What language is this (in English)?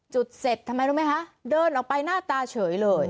Thai